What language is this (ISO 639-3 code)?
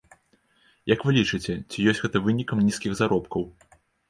bel